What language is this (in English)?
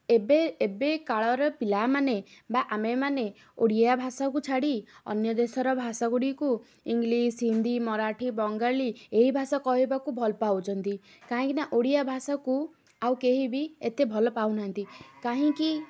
Odia